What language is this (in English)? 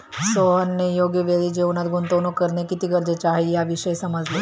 Marathi